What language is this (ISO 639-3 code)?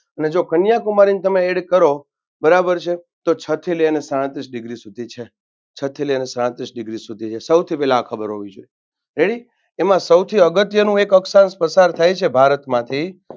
guj